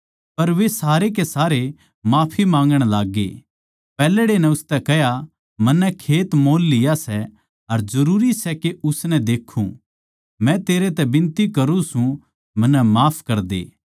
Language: Haryanvi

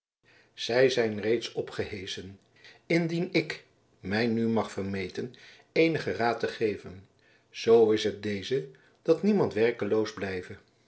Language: Dutch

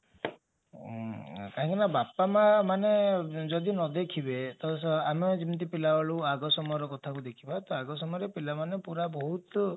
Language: Odia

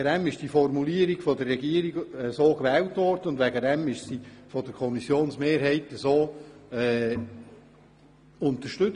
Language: Swiss German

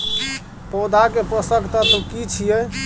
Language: Maithili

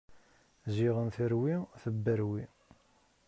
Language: Kabyle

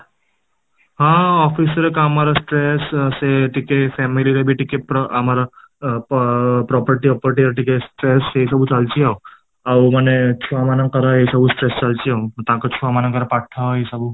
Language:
Odia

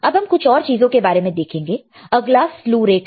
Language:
Hindi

